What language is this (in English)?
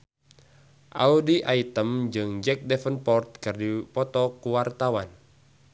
Sundanese